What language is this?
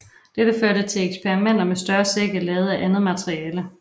Danish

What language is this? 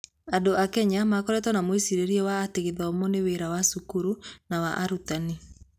Kikuyu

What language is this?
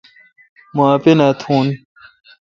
Kalkoti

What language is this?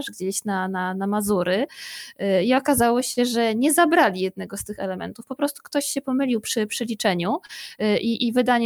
Polish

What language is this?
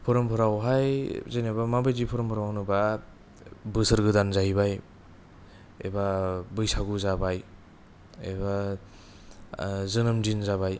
Bodo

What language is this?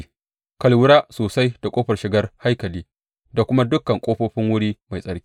Hausa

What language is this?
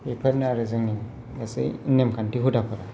Bodo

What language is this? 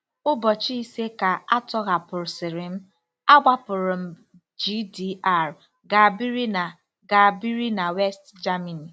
Igbo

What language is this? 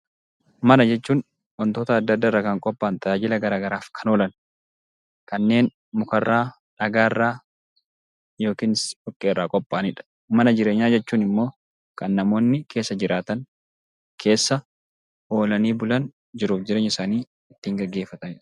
Oromo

